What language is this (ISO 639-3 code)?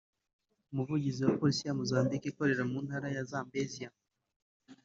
kin